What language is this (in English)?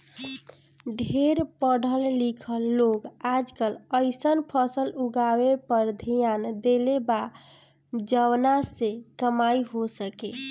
Bhojpuri